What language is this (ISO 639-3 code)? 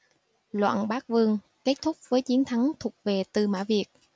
vie